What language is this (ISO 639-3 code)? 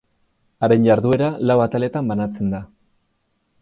eus